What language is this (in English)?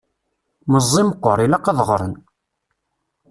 Kabyle